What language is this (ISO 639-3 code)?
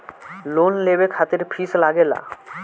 bho